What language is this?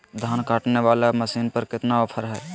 Magahi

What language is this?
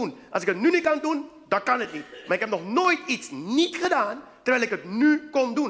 Dutch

